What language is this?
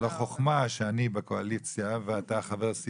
Hebrew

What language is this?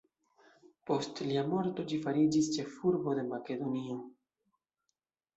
Esperanto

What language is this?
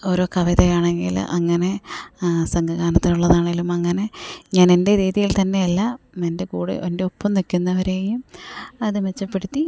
Malayalam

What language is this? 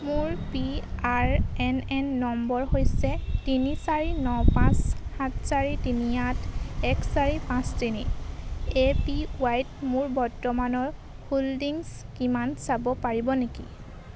Assamese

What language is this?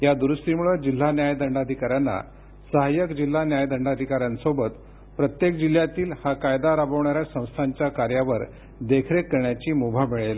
Marathi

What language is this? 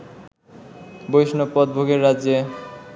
Bangla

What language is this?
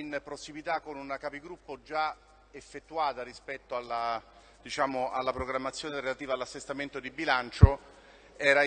Italian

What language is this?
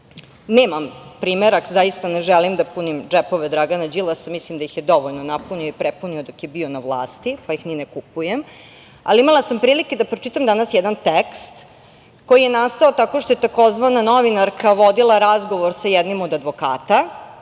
Serbian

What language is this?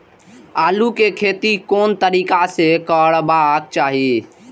Maithili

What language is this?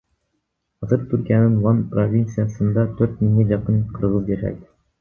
Kyrgyz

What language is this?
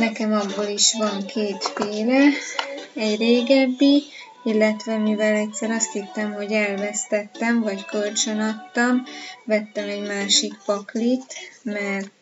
Hungarian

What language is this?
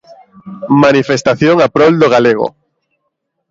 Galician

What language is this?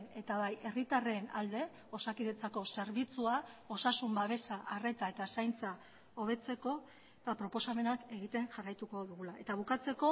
Basque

